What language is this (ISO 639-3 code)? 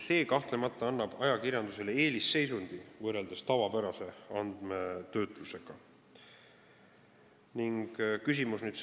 est